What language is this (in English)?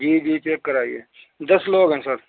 Urdu